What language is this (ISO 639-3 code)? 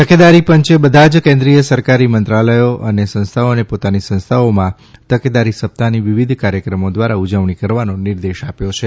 guj